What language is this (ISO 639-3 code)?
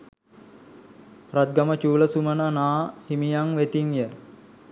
sin